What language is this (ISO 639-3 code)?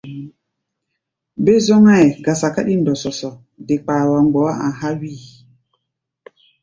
gba